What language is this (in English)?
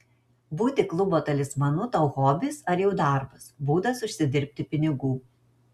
Lithuanian